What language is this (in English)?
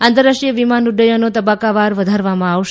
Gujarati